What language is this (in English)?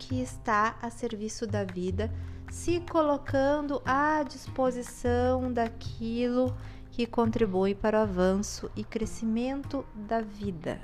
Portuguese